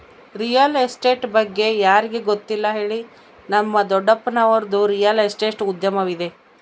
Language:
Kannada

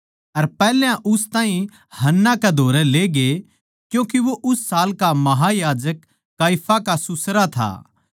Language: Haryanvi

